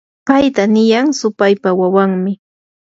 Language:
Yanahuanca Pasco Quechua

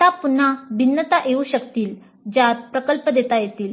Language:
Marathi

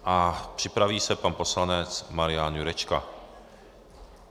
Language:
Czech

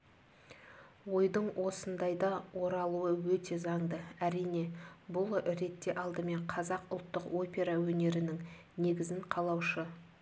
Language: Kazakh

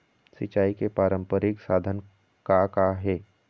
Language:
Chhattisgarhi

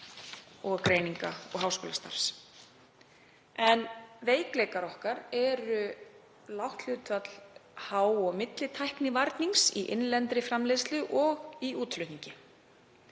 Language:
Icelandic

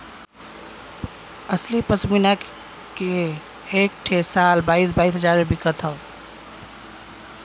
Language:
Bhojpuri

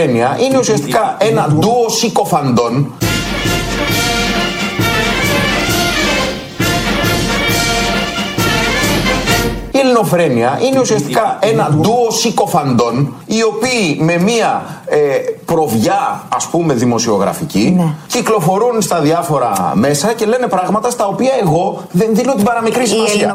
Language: Greek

